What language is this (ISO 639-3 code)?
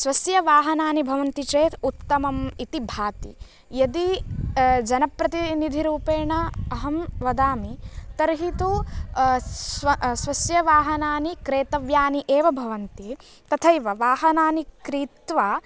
san